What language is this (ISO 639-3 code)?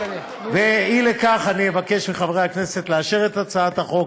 heb